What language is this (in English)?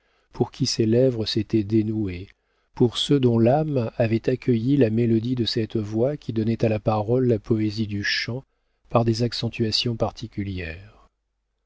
French